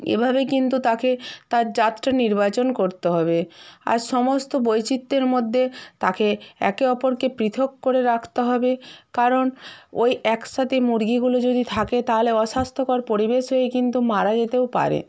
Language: Bangla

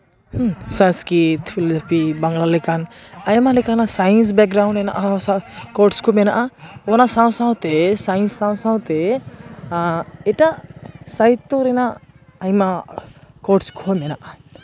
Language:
Santali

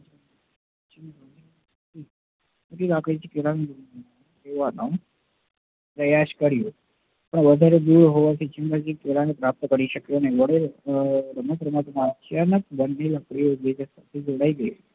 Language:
Gujarati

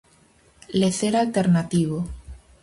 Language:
Galician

